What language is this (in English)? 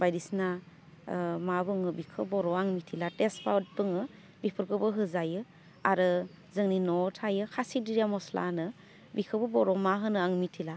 Bodo